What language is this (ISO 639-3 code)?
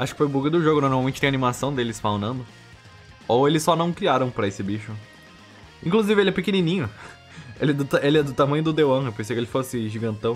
por